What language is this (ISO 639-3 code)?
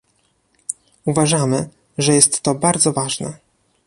pol